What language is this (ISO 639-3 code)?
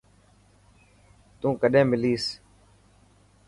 mki